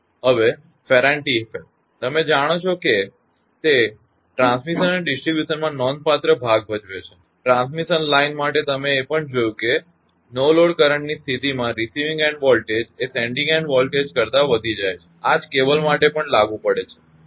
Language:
Gujarati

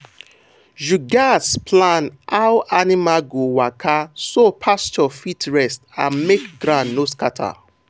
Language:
Nigerian Pidgin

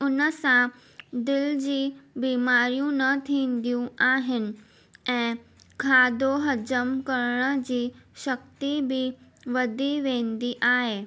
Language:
Sindhi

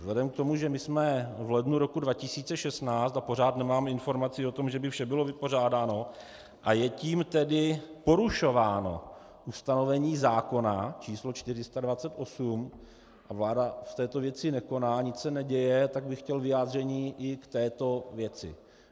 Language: Czech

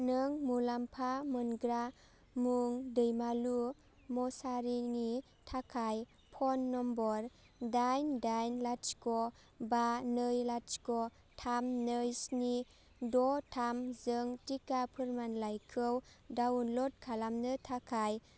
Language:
Bodo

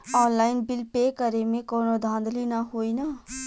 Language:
Bhojpuri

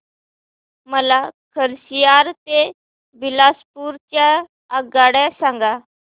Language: Marathi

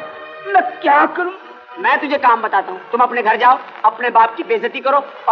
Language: Hindi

